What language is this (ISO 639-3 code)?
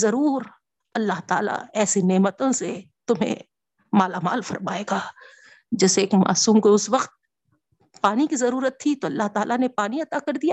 urd